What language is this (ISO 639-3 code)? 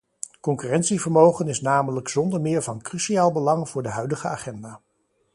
nld